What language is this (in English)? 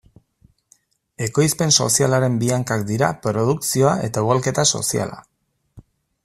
Basque